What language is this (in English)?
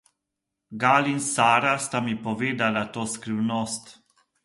Slovenian